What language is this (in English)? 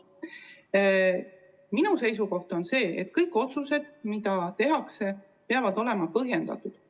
Estonian